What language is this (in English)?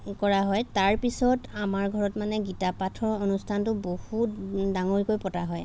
Assamese